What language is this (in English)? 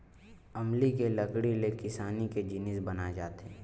Chhattisgarhi